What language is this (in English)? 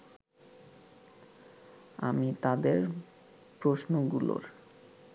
Bangla